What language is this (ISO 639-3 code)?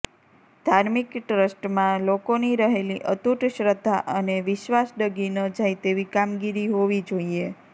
guj